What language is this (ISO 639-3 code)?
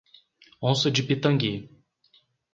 por